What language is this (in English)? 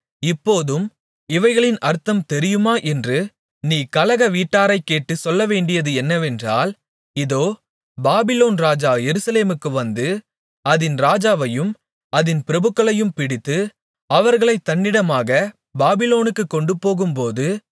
Tamil